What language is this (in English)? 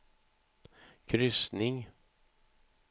Swedish